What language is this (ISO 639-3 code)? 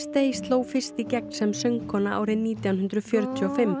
isl